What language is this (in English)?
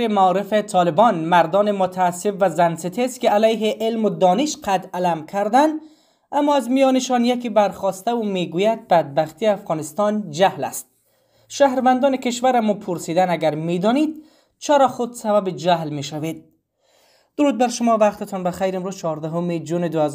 Persian